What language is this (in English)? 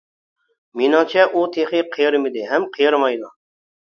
Uyghur